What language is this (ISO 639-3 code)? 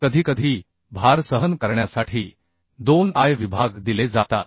mar